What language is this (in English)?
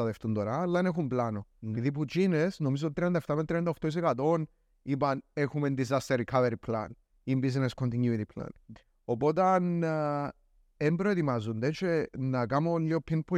Greek